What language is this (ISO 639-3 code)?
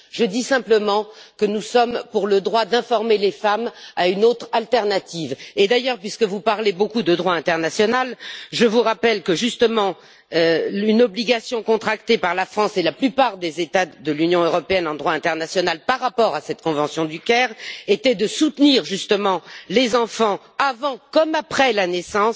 fra